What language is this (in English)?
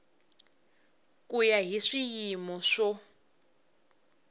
Tsonga